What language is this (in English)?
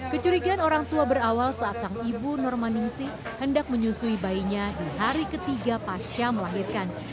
Indonesian